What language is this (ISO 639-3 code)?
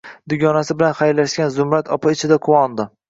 uzb